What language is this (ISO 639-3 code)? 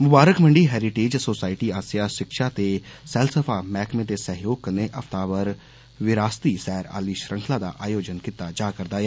doi